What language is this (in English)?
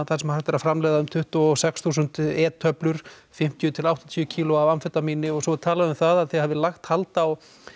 Icelandic